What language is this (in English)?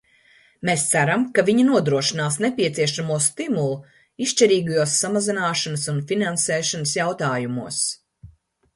Latvian